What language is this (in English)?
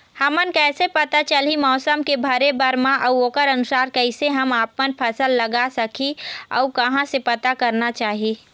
Chhattisgarhi